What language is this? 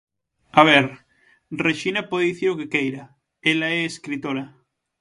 Galician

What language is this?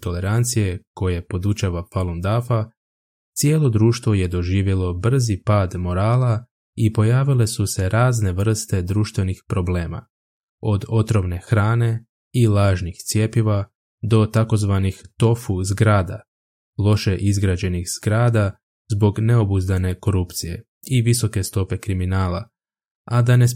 Croatian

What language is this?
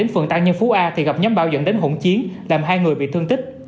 Vietnamese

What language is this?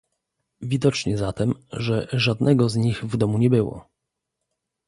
Polish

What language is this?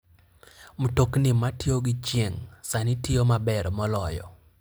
Luo (Kenya and Tanzania)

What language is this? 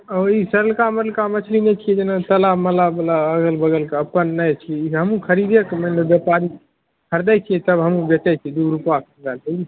Maithili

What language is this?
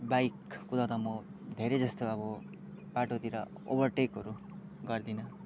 Nepali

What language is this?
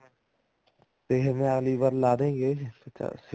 Punjabi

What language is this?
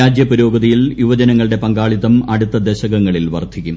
Malayalam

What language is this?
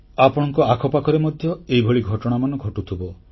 Odia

